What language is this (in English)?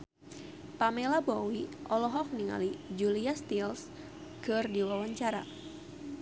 Sundanese